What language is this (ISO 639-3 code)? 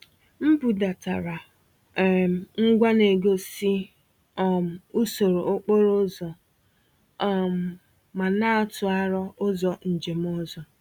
ibo